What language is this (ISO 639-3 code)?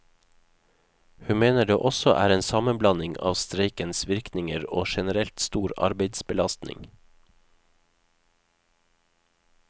nor